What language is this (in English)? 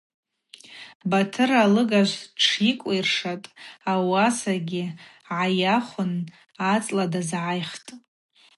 Abaza